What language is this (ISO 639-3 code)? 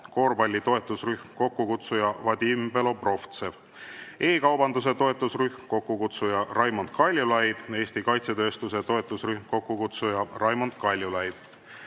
est